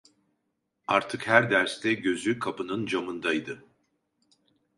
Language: Turkish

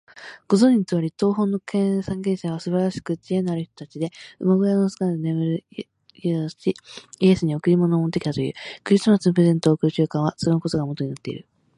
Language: Japanese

